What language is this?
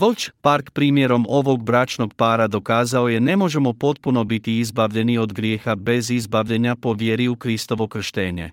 Croatian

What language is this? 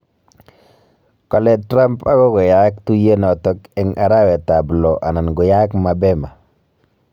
Kalenjin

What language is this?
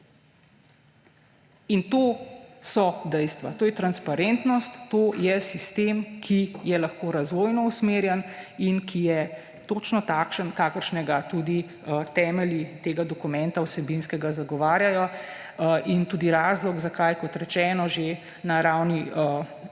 Slovenian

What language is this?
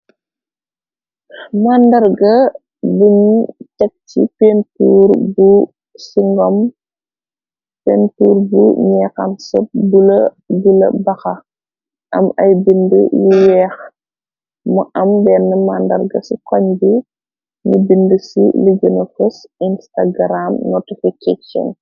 Wolof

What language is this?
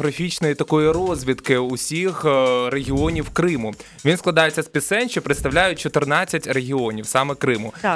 Ukrainian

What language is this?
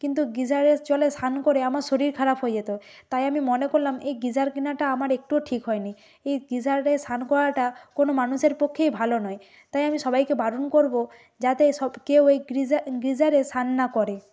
Bangla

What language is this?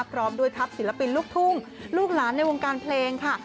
Thai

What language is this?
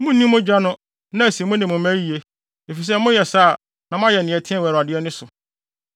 Akan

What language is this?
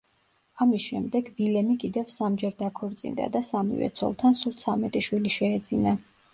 Georgian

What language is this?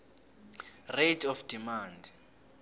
South Ndebele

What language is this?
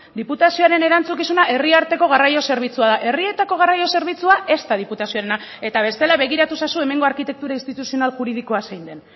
Basque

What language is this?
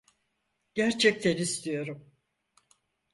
Turkish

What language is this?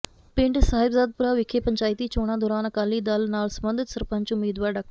Punjabi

